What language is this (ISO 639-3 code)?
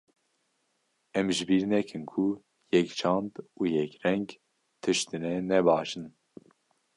kur